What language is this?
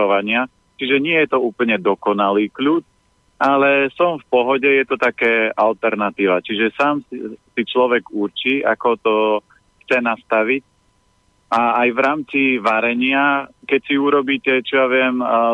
Slovak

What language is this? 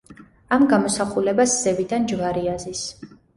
Georgian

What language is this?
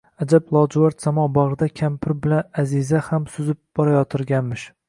Uzbek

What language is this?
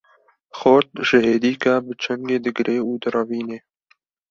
Kurdish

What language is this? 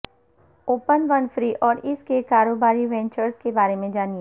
Urdu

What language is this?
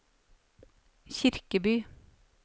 Norwegian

